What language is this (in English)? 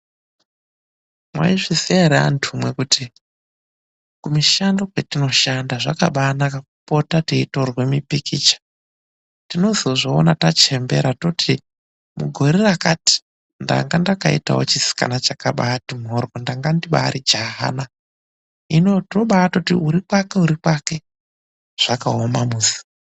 Ndau